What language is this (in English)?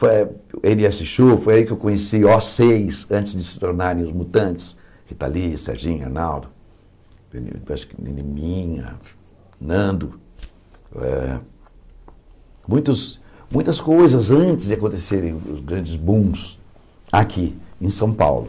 Portuguese